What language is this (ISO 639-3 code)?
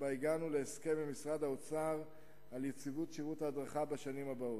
heb